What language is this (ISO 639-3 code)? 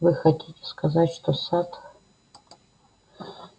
rus